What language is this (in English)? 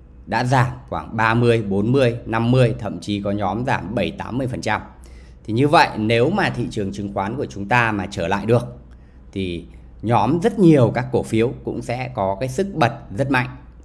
Vietnamese